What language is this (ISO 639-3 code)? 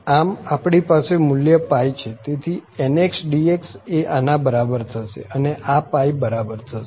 guj